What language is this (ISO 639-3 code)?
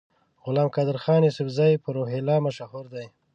pus